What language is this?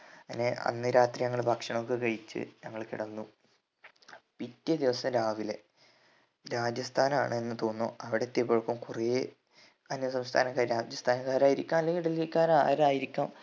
Malayalam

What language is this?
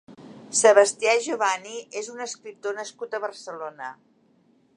Catalan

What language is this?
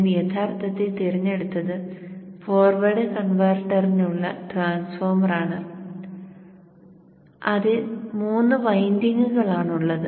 Malayalam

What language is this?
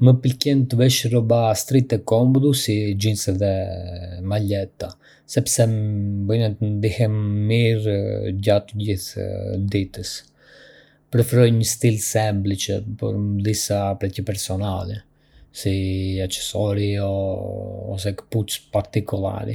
Arbëreshë Albanian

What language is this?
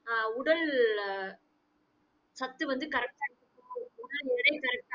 Tamil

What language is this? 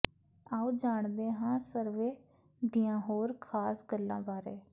Punjabi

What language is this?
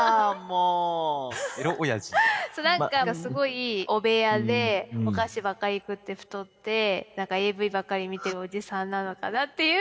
Japanese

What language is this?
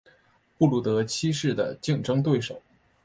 Chinese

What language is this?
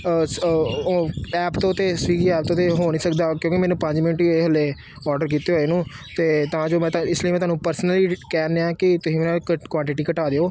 Punjabi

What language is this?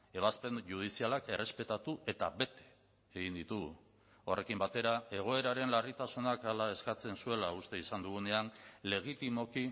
Basque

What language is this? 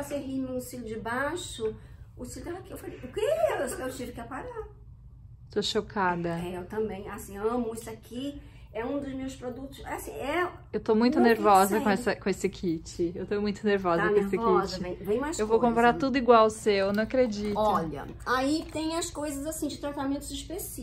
Portuguese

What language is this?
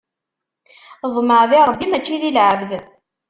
Kabyle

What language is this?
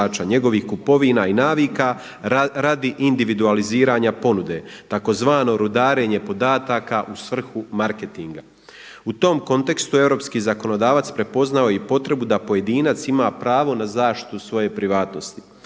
Croatian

